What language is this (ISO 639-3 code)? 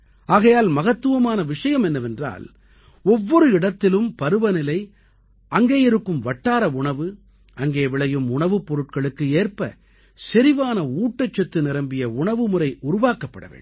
tam